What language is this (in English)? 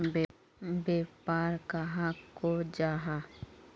Magahi